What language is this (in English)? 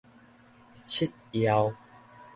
Min Nan Chinese